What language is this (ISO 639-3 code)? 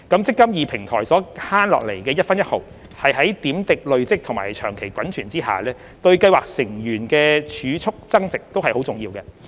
yue